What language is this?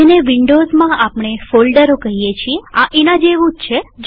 Gujarati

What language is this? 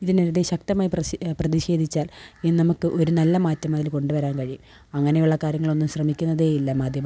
Malayalam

